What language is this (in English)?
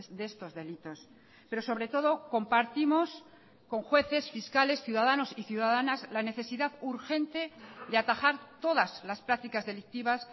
Spanish